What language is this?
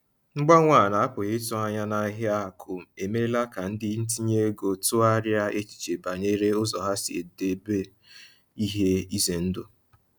Igbo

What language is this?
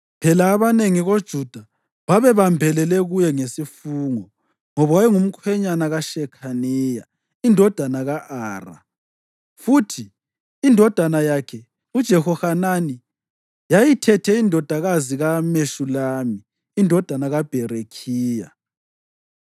North Ndebele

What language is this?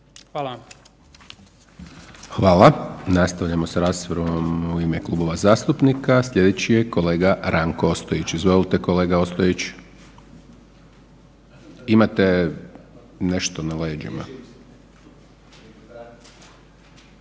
Croatian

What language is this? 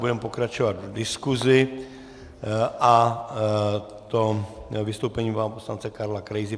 Czech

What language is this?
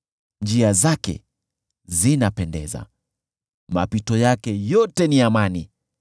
Swahili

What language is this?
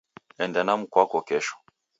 Taita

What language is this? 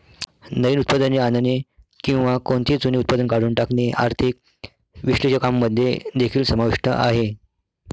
Marathi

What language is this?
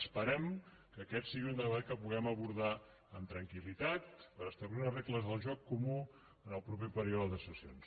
Catalan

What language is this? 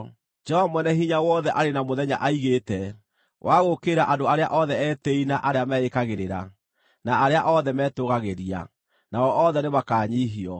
Kikuyu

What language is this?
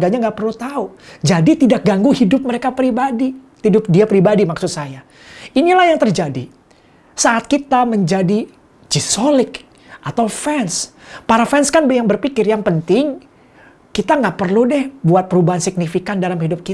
Indonesian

